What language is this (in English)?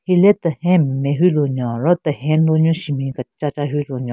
Southern Rengma Naga